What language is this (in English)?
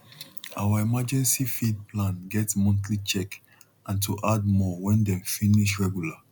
Nigerian Pidgin